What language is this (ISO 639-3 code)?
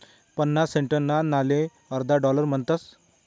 mar